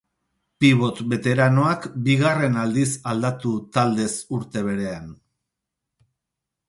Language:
Basque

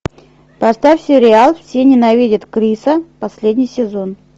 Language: Russian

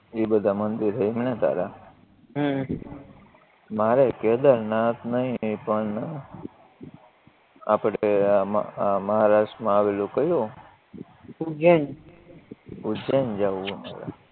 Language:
Gujarati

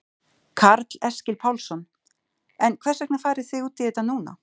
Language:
Icelandic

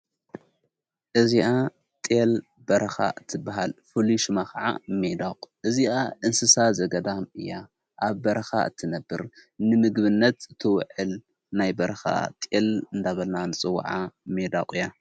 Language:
Tigrinya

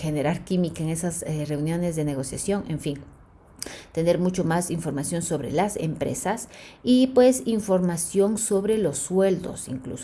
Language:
Spanish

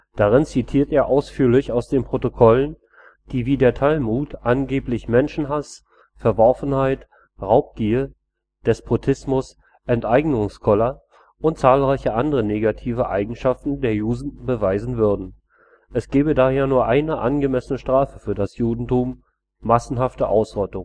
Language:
German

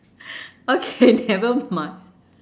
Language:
English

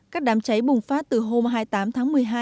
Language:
Vietnamese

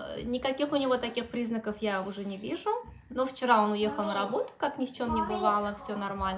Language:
Russian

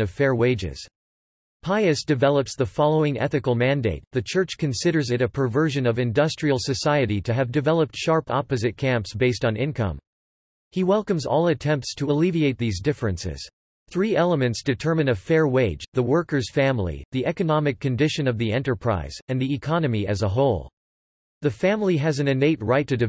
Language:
English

